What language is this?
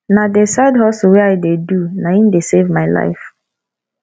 Nigerian Pidgin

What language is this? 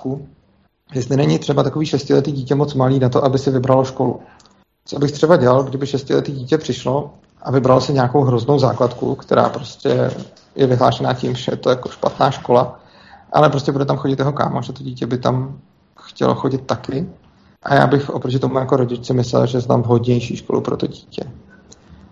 Czech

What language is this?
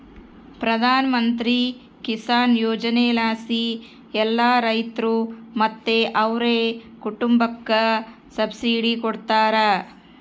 Kannada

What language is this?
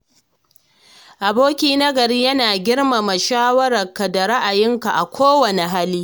Hausa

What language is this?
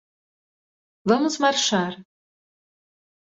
Portuguese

